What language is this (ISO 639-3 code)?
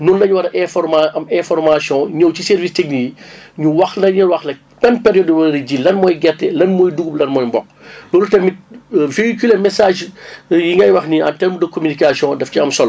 wol